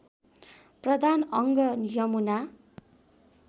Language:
Nepali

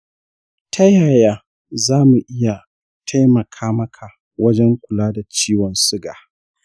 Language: Hausa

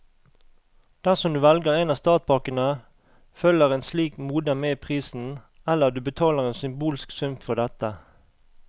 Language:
Norwegian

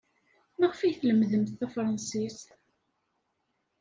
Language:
Kabyle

